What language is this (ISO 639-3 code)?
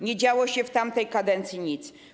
pol